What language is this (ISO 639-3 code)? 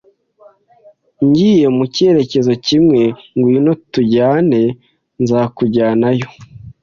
kin